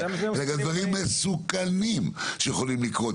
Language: Hebrew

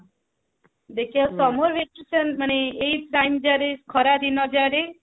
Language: Odia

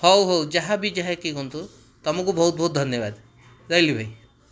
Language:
Odia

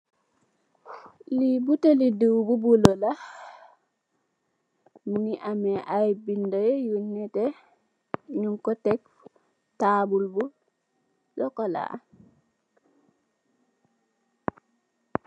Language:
Wolof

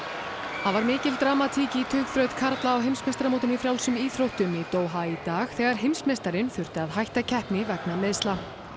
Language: Icelandic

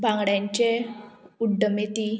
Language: Konkani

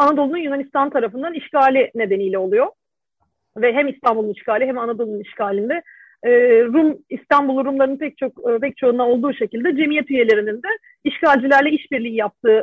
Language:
Turkish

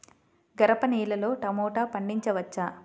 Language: Telugu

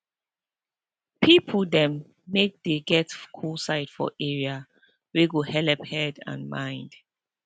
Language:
Nigerian Pidgin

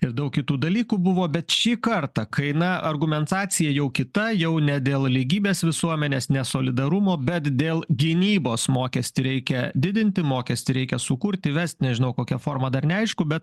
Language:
Lithuanian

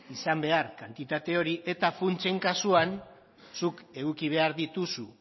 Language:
Basque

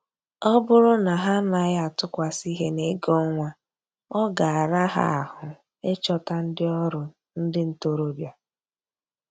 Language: Igbo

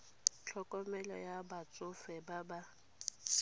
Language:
Tswana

